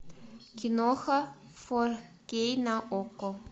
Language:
Russian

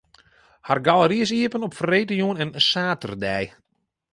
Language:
Western Frisian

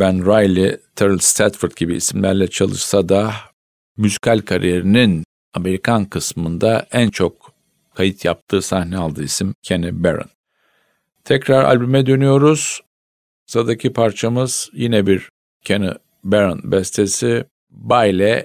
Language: Turkish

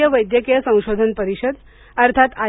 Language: Marathi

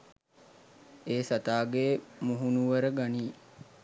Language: Sinhala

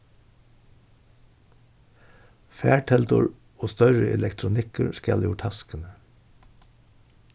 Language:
Faroese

